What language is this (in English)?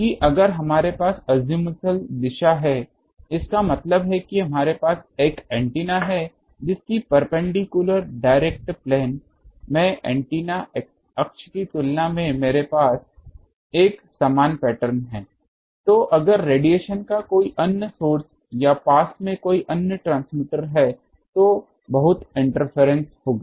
Hindi